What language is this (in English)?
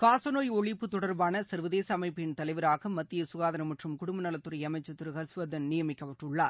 Tamil